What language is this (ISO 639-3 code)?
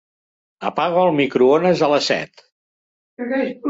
cat